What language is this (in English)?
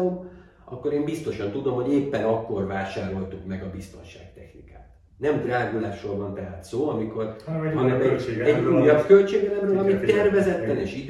Hungarian